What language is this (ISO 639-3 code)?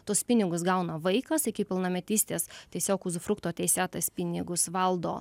lit